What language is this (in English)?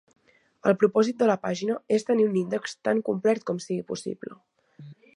Catalan